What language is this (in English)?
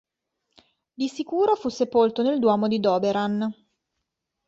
Italian